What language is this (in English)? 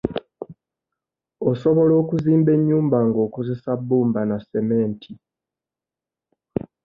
Ganda